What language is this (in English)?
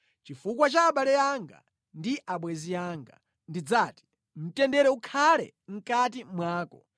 Nyanja